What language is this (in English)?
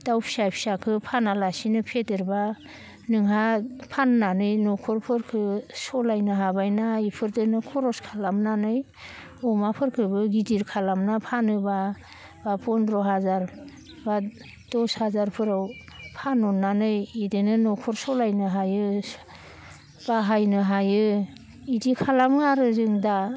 Bodo